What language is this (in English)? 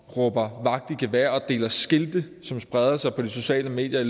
Danish